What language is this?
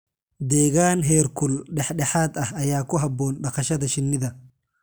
Somali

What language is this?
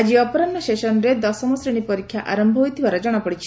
Odia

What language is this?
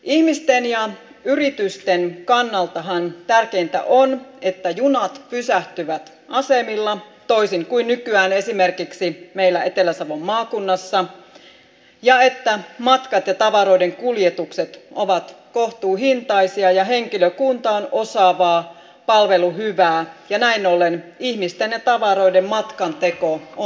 Finnish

